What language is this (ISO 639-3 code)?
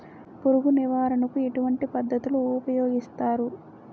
tel